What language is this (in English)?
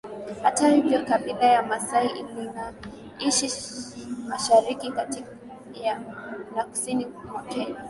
Swahili